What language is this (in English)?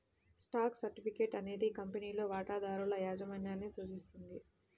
Telugu